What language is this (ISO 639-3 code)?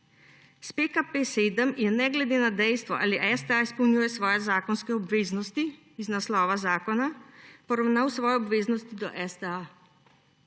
slv